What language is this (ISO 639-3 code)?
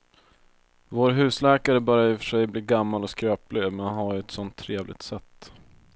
swe